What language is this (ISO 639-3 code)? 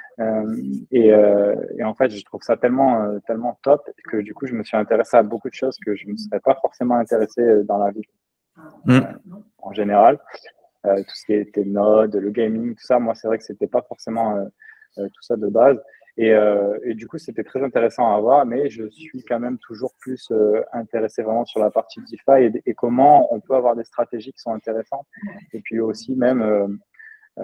fra